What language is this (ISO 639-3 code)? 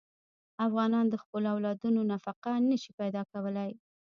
pus